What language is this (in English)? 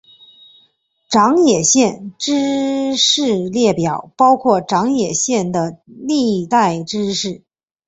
Chinese